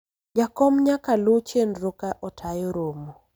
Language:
Luo (Kenya and Tanzania)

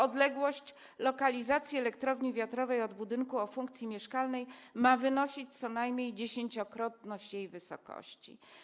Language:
Polish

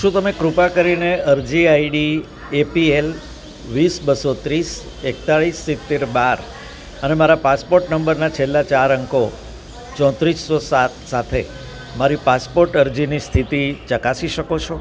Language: Gujarati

